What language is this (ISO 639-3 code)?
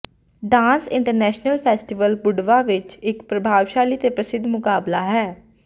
pan